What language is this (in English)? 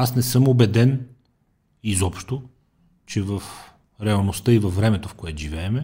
Bulgarian